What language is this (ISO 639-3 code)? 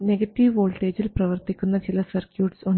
mal